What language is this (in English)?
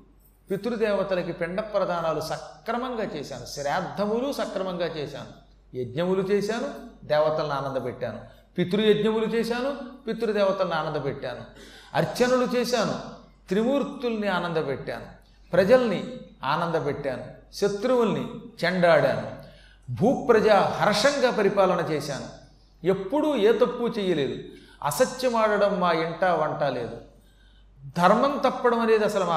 Telugu